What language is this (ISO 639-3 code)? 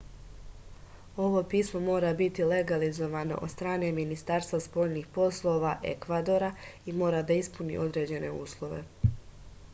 srp